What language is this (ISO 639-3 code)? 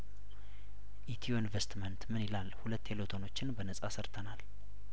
amh